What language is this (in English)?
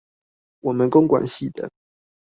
Chinese